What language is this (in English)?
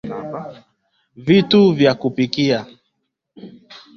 Swahili